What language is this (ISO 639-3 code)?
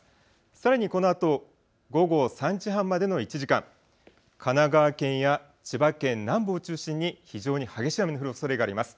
jpn